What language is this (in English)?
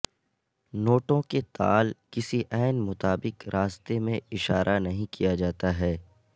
Urdu